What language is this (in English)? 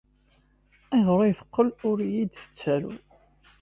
Kabyle